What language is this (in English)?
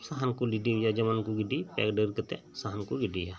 Santali